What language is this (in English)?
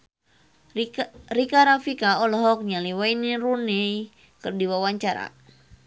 Sundanese